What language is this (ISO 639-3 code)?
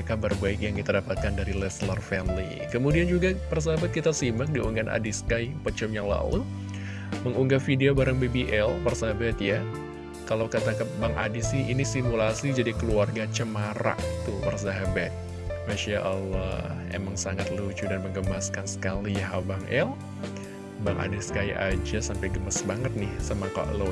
ind